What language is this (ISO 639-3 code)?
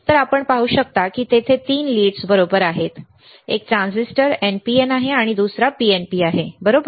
mar